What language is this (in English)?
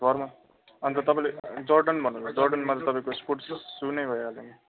Nepali